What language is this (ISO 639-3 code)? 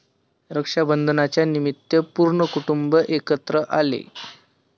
mar